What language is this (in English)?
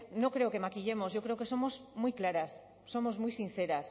Spanish